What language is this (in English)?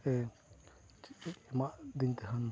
Santali